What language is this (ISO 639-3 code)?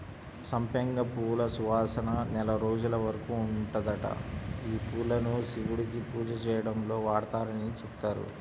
tel